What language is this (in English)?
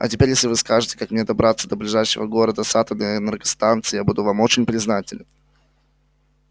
Russian